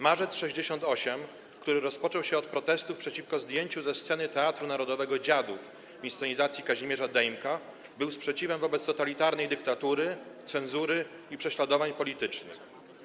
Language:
Polish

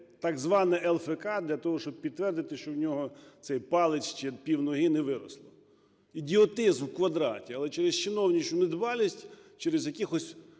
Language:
Ukrainian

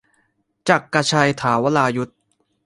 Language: Thai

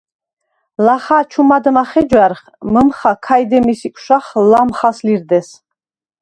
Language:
Svan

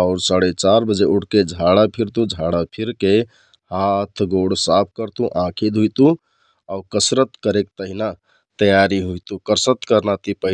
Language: Kathoriya Tharu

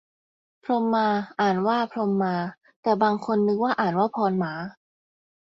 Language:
Thai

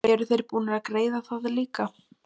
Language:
Icelandic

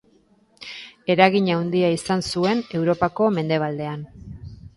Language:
Basque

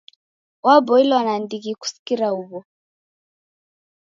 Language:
Taita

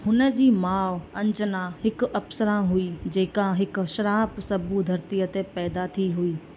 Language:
Sindhi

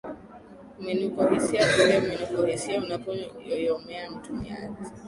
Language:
Swahili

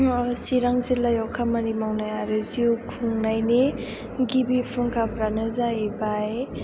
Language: Bodo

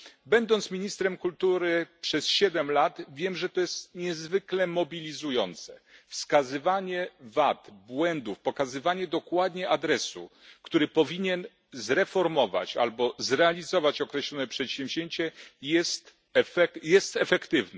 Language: Polish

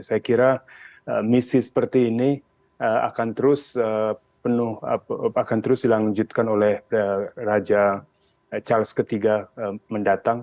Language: Indonesian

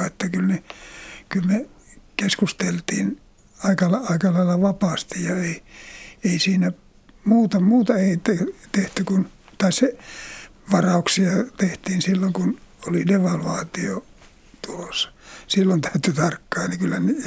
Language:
Finnish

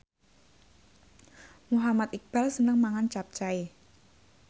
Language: Javanese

